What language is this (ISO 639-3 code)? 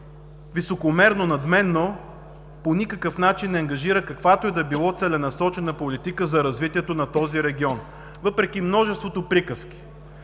bul